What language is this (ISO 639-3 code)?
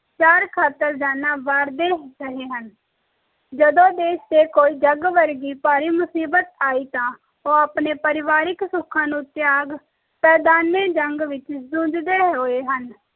pan